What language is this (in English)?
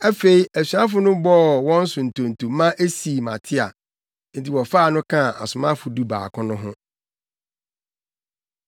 Akan